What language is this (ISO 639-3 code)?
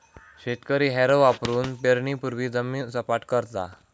mar